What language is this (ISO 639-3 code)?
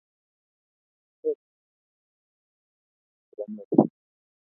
kln